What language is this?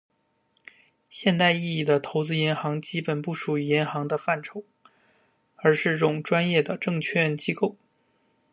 Chinese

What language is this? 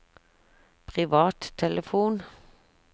Norwegian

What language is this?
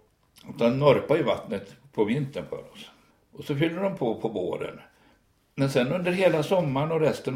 Swedish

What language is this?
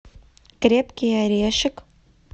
Russian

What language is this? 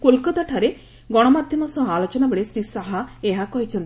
Odia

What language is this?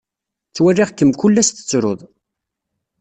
Kabyle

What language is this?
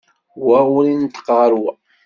Kabyle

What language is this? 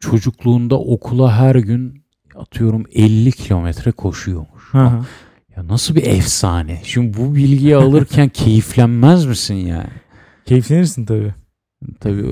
Turkish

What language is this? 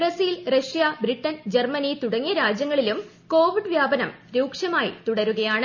Malayalam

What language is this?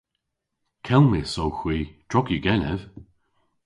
Cornish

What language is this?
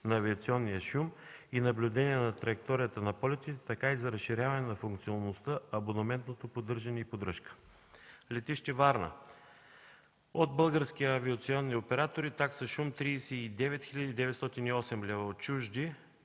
Bulgarian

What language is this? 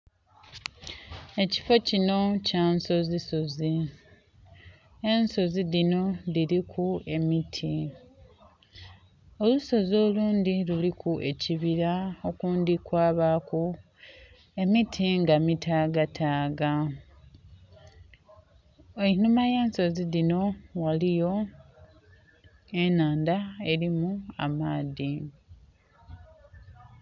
Soga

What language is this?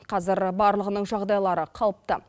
Kazakh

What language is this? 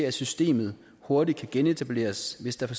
Danish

